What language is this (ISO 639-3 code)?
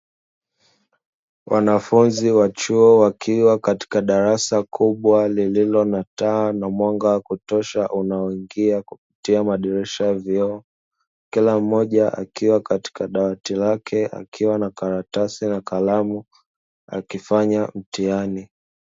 swa